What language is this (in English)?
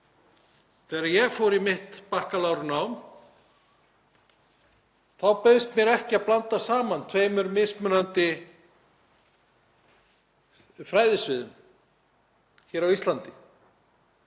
Icelandic